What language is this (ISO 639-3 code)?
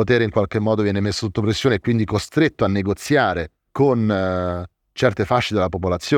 ita